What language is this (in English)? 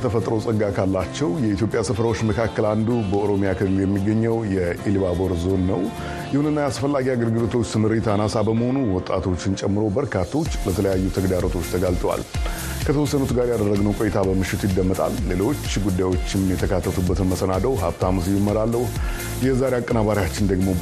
Amharic